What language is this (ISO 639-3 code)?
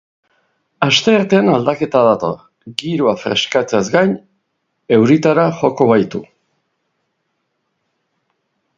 eus